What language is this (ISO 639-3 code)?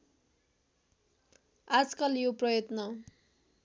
nep